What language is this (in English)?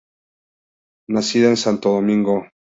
Spanish